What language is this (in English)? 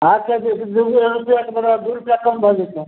Maithili